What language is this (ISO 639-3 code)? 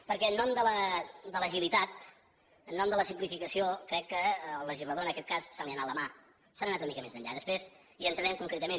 cat